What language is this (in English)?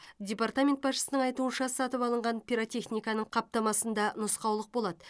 Kazakh